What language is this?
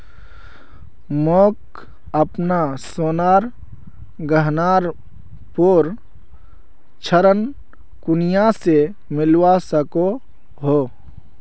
Magahi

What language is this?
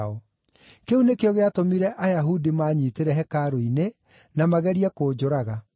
Kikuyu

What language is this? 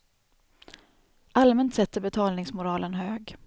Swedish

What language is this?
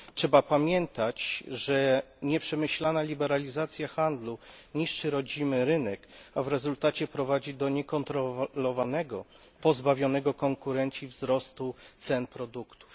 Polish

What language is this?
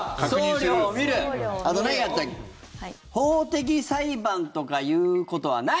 Japanese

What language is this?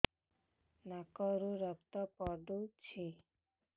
Odia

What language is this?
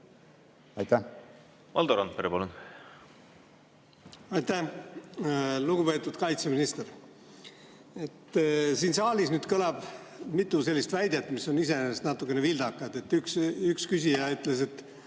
Estonian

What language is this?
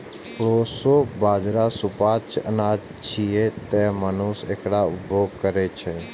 Maithili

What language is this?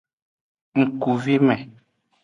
Aja (Benin)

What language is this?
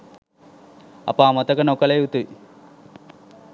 Sinhala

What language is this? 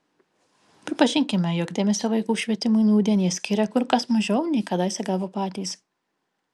Lithuanian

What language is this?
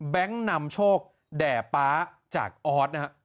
Thai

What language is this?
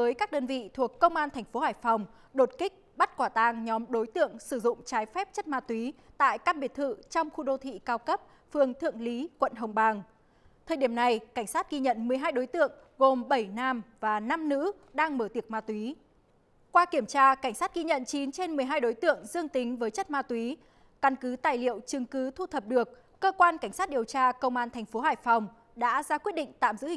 Vietnamese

